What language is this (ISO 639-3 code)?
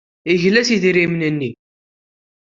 kab